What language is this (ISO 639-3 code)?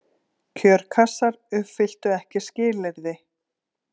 isl